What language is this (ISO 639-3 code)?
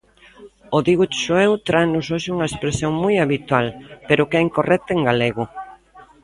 glg